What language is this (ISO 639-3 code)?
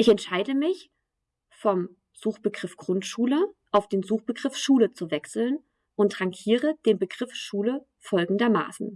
deu